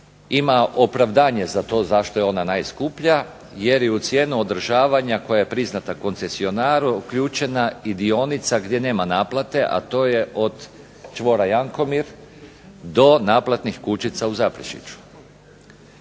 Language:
Croatian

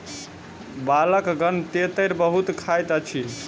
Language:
Maithili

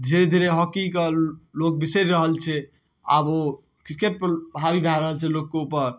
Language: Maithili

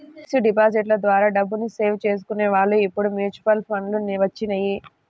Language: Telugu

